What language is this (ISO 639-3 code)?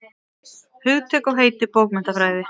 isl